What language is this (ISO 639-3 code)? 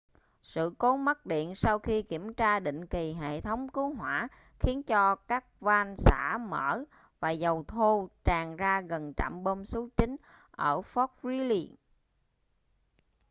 vie